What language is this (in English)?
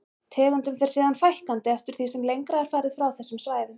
Icelandic